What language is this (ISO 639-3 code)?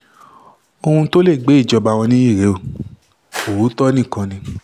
yor